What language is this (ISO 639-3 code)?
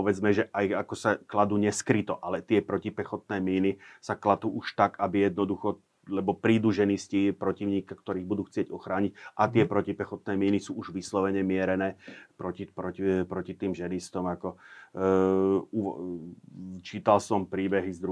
slk